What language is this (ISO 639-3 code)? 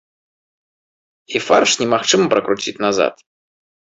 bel